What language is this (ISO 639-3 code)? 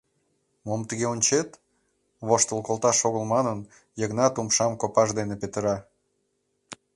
chm